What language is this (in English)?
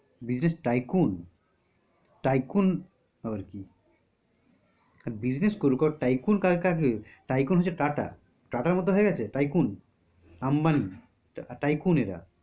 Bangla